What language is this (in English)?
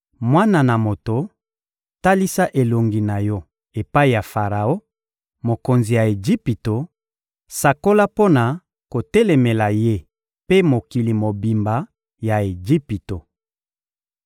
Lingala